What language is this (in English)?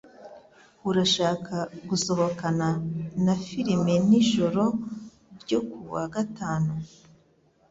Kinyarwanda